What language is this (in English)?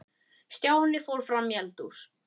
Icelandic